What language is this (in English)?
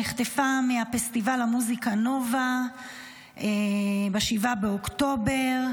Hebrew